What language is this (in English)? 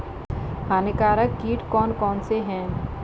Hindi